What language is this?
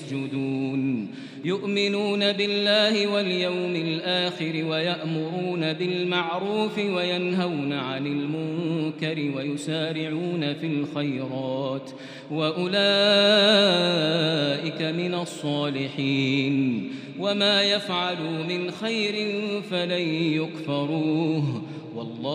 Arabic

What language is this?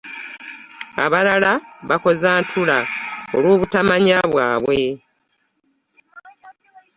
Ganda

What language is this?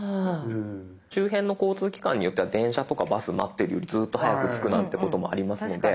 Japanese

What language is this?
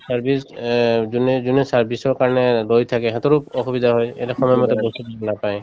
Assamese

